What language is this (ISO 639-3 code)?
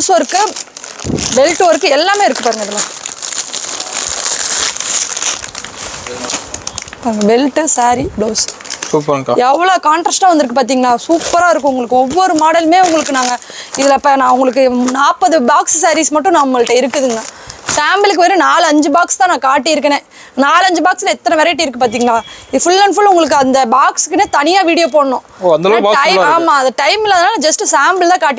tam